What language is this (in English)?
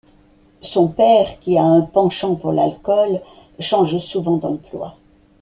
French